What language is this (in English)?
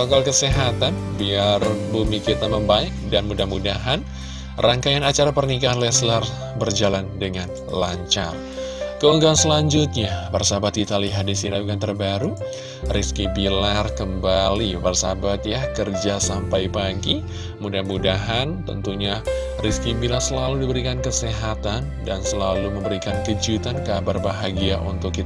Indonesian